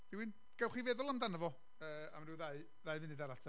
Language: Welsh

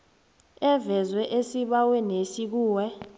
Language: South Ndebele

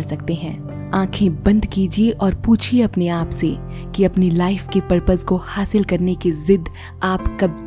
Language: Hindi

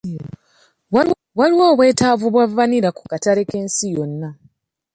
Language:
Ganda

